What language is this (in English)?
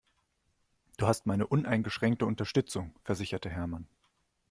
German